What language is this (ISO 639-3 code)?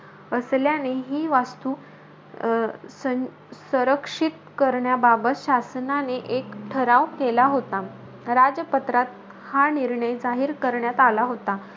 mar